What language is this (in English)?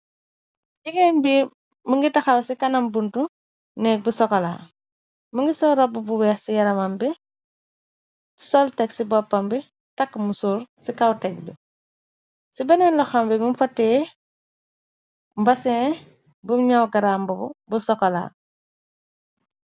Wolof